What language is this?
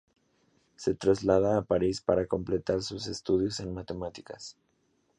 Spanish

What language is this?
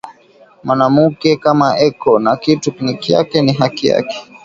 Swahili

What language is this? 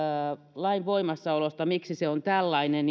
Finnish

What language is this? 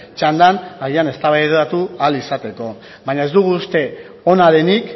Basque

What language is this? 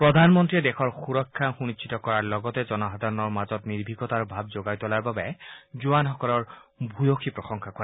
Assamese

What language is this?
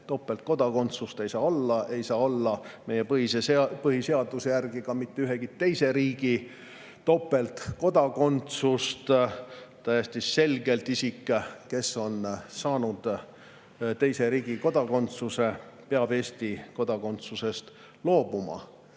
Estonian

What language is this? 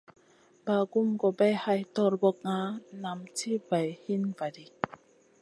Masana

